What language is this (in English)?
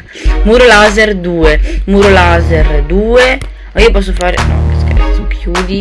Italian